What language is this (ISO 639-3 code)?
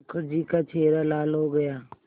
hin